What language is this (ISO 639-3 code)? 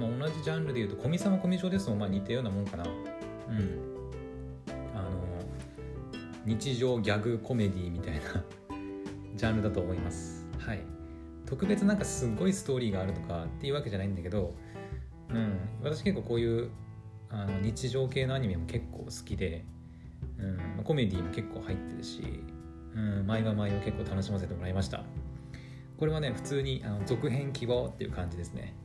jpn